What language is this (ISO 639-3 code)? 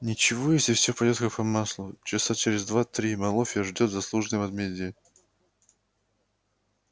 rus